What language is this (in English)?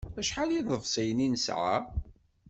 Kabyle